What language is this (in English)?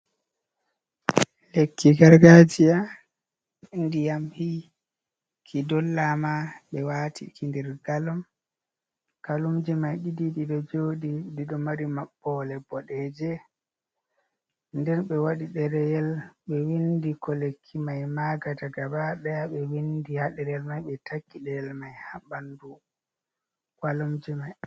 Fula